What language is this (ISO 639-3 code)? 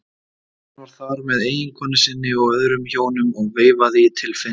isl